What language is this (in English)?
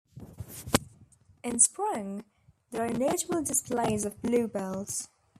English